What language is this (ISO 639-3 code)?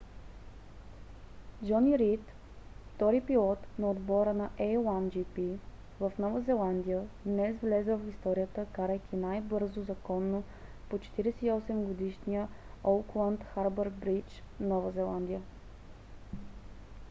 bul